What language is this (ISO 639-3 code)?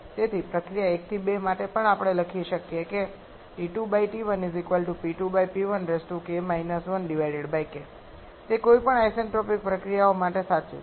guj